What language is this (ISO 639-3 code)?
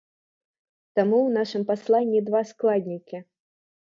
bel